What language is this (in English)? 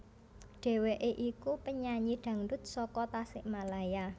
Javanese